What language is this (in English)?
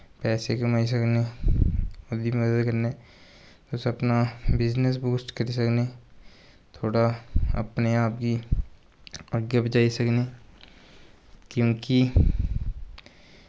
Dogri